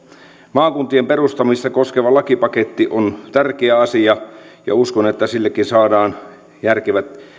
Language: Finnish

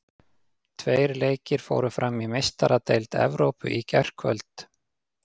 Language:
Icelandic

